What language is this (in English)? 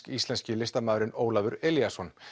Icelandic